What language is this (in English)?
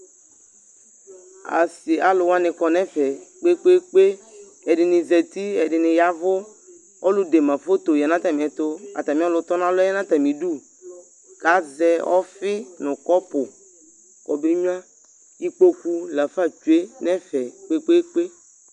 Ikposo